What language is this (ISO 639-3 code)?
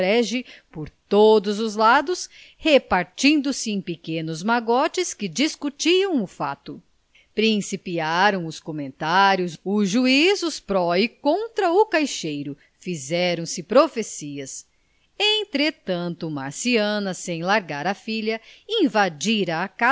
por